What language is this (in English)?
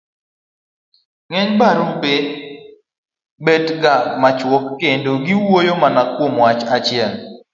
Luo (Kenya and Tanzania)